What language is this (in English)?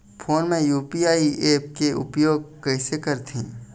Chhattisgarhi